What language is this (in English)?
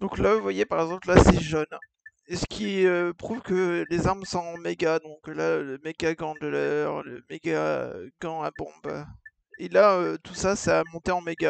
French